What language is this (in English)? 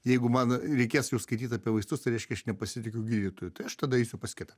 Lithuanian